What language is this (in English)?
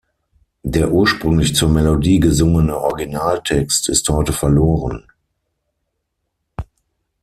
German